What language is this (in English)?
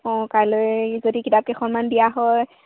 Assamese